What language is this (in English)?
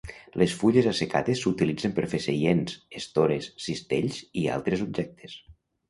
Catalan